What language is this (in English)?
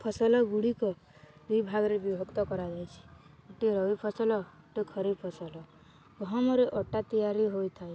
Odia